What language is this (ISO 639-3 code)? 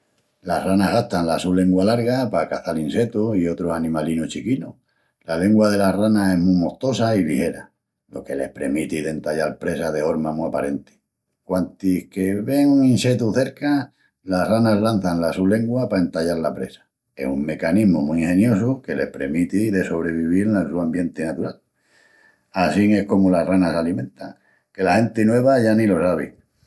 ext